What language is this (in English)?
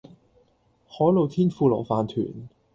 Cantonese